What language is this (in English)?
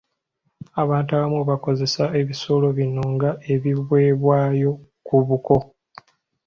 Ganda